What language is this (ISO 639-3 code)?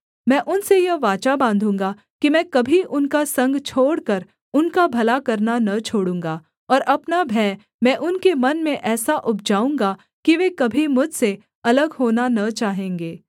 hin